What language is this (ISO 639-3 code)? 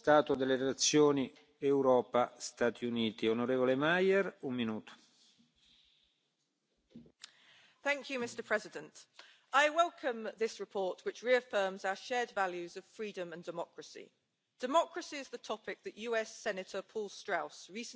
hun